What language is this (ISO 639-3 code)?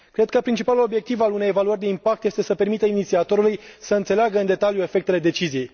ron